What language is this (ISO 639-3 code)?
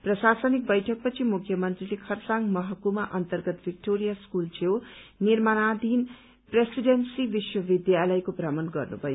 nep